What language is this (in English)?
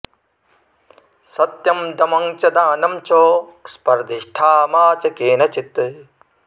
Sanskrit